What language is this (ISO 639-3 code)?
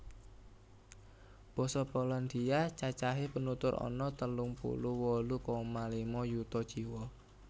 jav